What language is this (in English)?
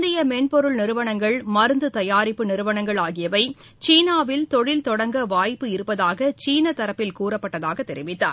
Tamil